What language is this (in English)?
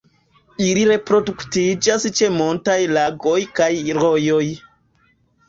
Esperanto